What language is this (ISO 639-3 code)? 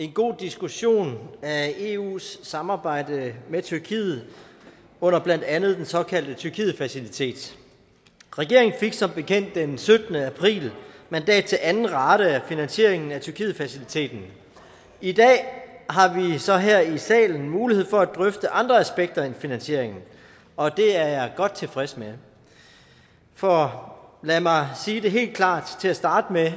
dan